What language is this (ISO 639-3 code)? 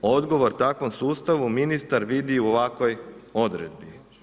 hrv